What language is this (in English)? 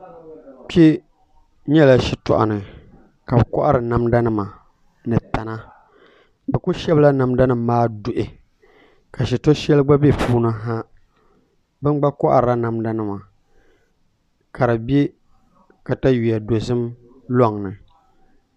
Dagbani